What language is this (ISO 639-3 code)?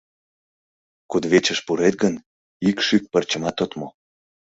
chm